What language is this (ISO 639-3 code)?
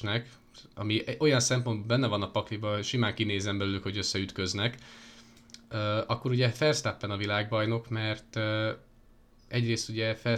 hun